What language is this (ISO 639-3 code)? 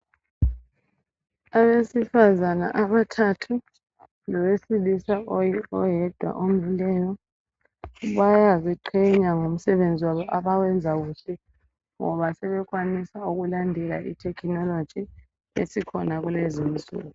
nde